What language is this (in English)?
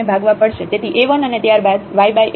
Gujarati